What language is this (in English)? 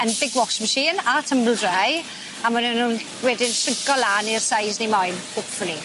Welsh